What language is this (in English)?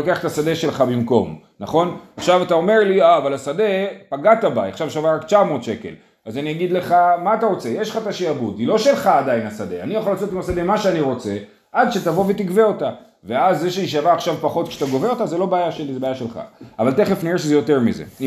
Hebrew